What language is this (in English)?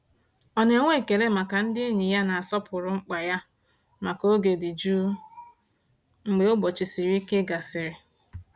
Igbo